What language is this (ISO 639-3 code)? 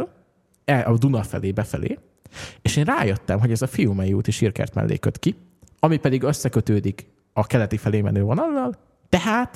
hun